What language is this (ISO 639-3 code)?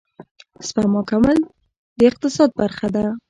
pus